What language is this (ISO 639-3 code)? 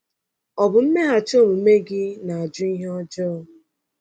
ibo